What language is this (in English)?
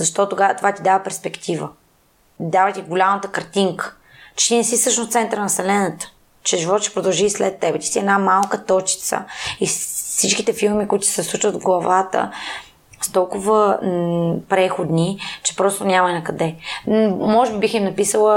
Bulgarian